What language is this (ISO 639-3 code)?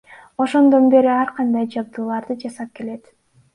kir